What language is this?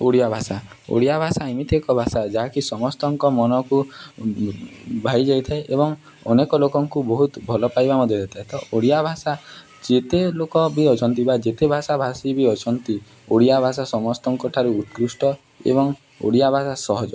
Odia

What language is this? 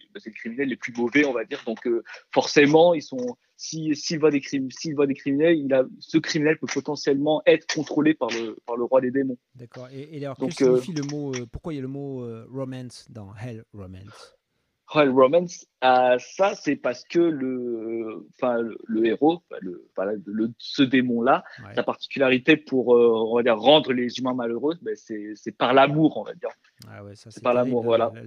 French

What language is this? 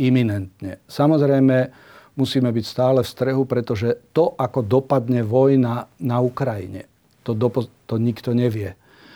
Slovak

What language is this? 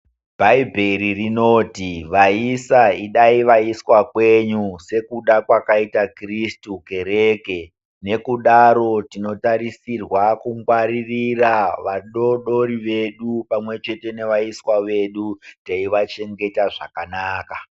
Ndau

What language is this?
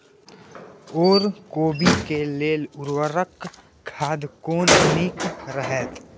Maithili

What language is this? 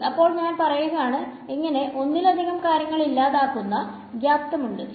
Malayalam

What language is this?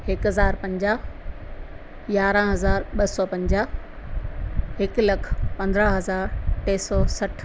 Sindhi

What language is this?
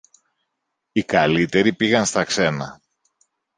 Greek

